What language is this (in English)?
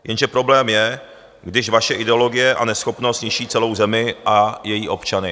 Czech